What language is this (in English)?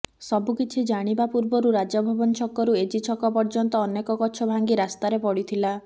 Odia